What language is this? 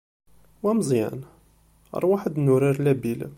Kabyle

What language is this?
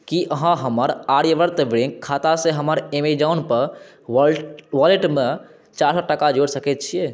Maithili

